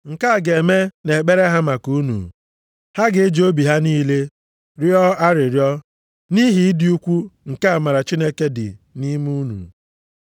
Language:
Igbo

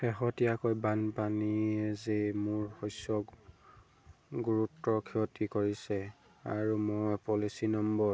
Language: Assamese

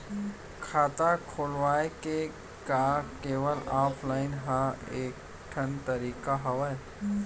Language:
Chhattisgarhi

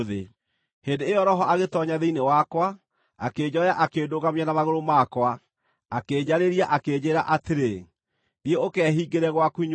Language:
Kikuyu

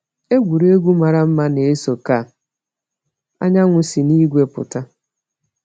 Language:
Igbo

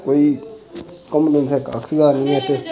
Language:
Dogri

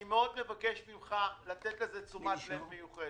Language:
Hebrew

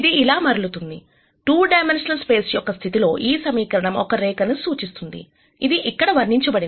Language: Telugu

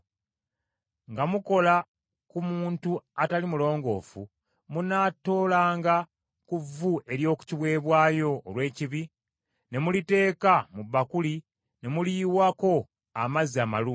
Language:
Ganda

